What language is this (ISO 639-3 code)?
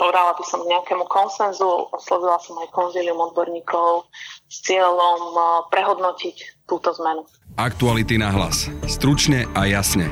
slk